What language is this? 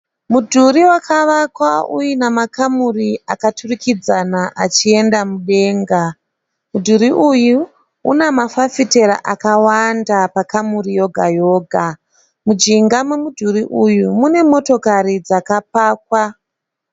Shona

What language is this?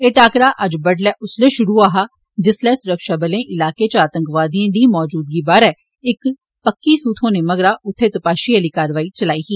Dogri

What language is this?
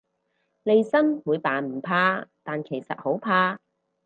Cantonese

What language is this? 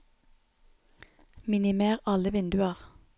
Norwegian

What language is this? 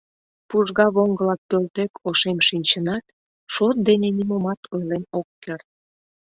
Mari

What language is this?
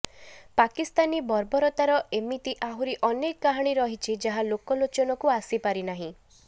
Odia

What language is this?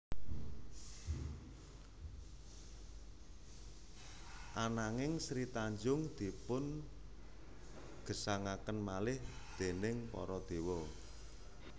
Javanese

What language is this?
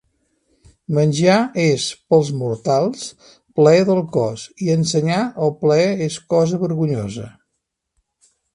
Catalan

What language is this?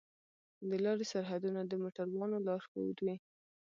Pashto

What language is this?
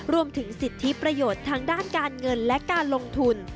Thai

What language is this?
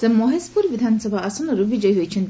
Odia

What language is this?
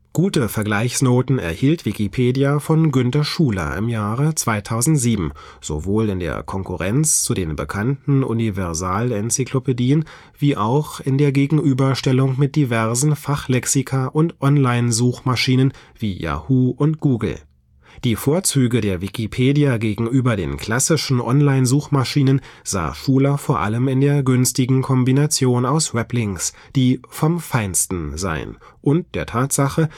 German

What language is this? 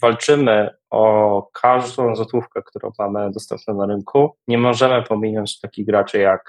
Polish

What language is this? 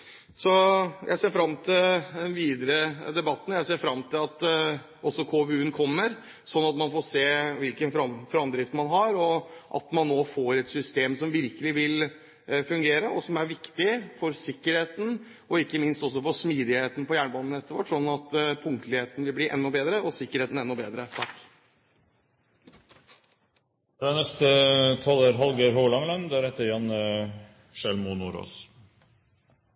Norwegian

